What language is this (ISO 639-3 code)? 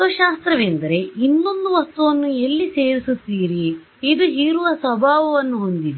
kan